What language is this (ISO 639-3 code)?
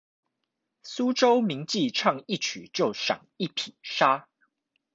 zho